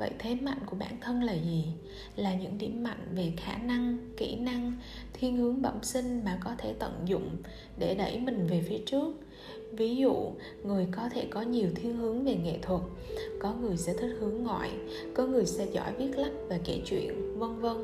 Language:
Vietnamese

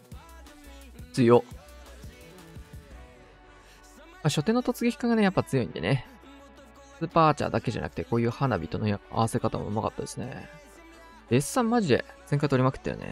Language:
Japanese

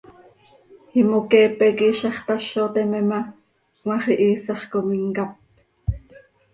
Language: Seri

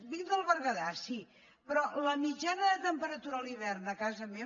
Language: Catalan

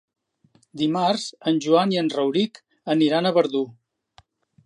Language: Catalan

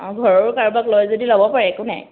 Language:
Assamese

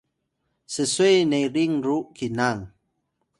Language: Atayal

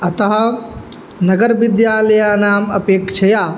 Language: Sanskrit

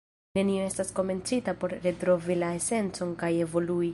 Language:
Esperanto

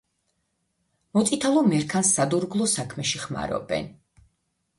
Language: Georgian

